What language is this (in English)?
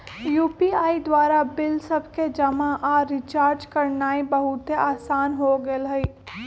Magahi